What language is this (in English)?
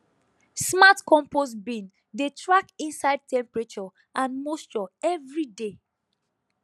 Nigerian Pidgin